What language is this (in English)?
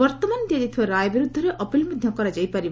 Odia